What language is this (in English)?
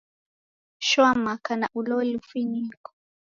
Taita